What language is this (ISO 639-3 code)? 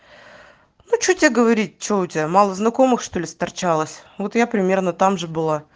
rus